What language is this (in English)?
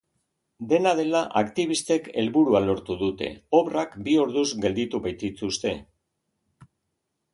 Basque